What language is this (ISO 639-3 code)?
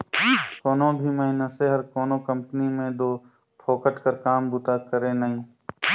hne